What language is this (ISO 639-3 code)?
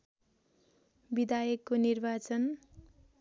nep